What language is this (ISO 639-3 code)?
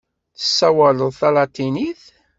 kab